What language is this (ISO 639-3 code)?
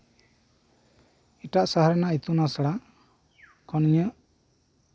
sat